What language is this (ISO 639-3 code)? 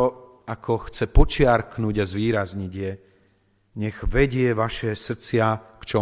slk